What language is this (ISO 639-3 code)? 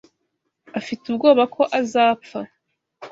kin